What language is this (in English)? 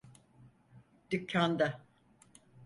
Turkish